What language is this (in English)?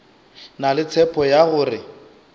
Northern Sotho